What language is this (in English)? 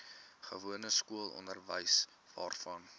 Afrikaans